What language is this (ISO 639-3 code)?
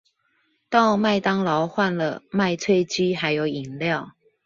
zho